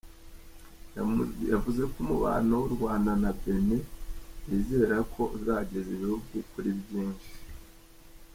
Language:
Kinyarwanda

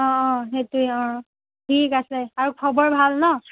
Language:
Assamese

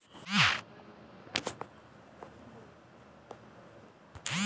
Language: Marathi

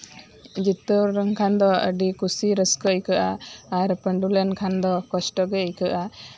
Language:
Santali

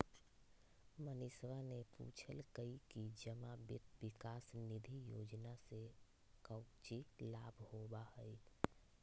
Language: Magahi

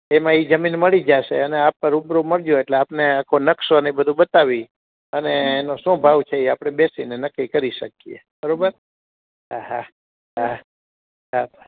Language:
Gujarati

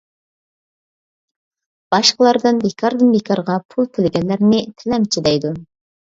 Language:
Uyghur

